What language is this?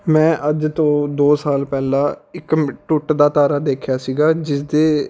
Punjabi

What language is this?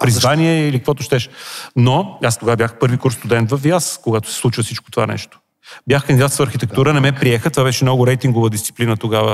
Bulgarian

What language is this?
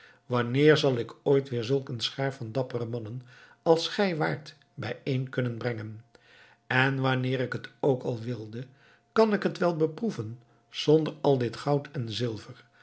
Dutch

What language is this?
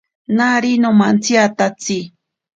Ashéninka Perené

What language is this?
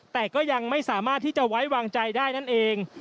Thai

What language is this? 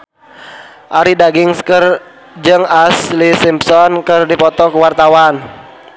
Sundanese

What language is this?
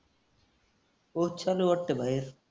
Marathi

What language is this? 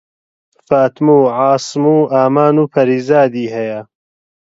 Central Kurdish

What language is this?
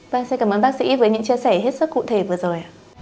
Vietnamese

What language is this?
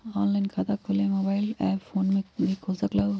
Magahi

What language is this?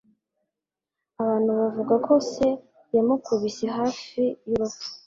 Kinyarwanda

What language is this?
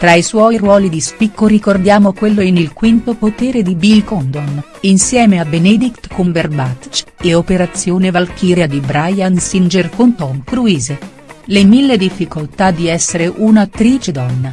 Italian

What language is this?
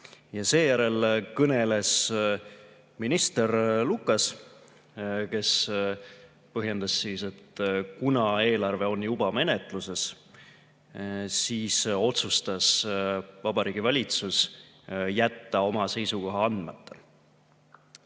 Estonian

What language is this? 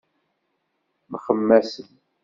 Kabyle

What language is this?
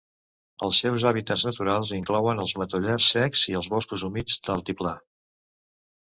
Catalan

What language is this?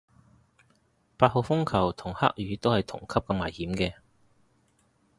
Cantonese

